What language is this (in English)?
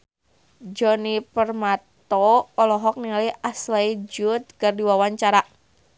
Sundanese